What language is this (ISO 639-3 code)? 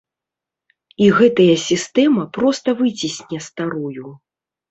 bel